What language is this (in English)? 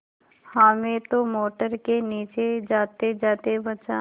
Hindi